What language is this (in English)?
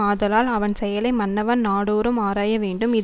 Tamil